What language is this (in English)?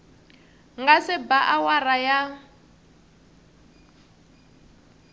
Tsonga